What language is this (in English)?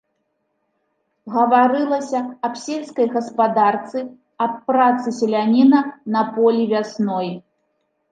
Belarusian